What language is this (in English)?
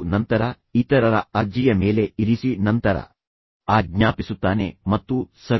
Kannada